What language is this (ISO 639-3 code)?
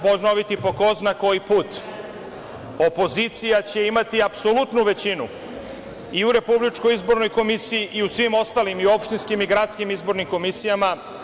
srp